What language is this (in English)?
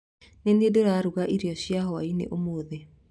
Kikuyu